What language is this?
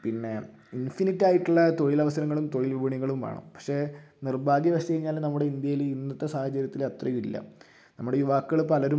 Malayalam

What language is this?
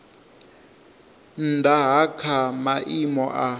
Venda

